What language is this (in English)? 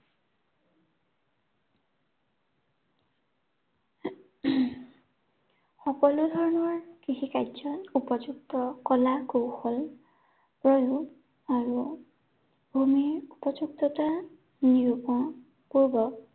Assamese